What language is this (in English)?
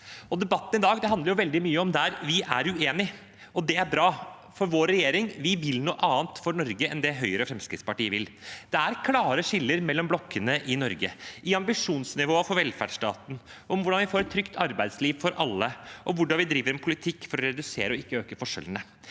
Norwegian